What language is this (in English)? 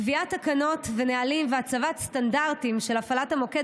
Hebrew